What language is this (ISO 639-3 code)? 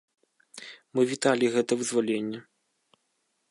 bel